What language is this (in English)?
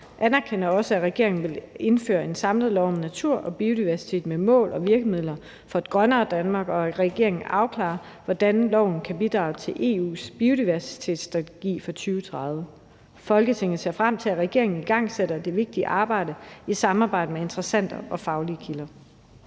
Danish